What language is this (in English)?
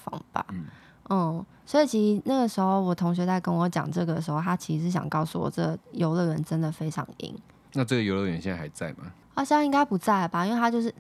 Chinese